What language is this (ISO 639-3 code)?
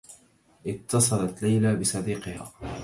ara